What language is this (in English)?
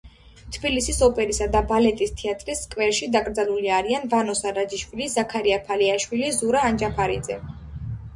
Georgian